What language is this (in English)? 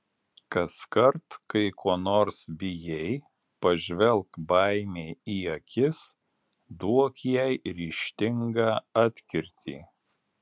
Lithuanian